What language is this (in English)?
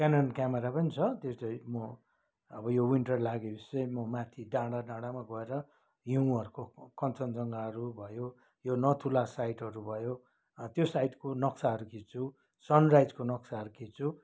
Nepali